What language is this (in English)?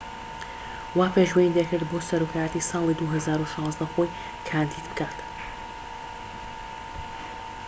Central Kurdish